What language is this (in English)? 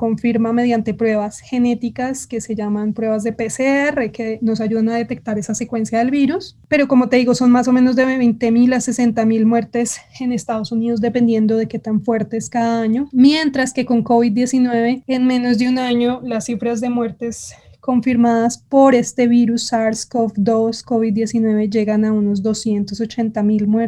Spanish